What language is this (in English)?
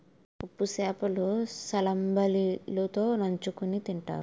Telugu